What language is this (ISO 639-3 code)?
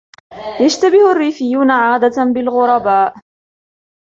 ara